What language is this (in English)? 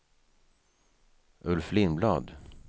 Swedish